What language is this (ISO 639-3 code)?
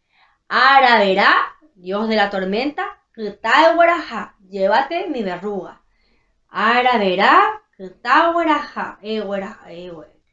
spa